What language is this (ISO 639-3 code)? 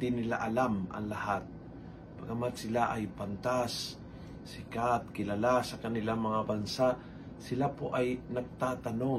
fil